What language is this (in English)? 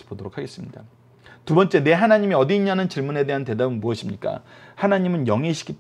Korean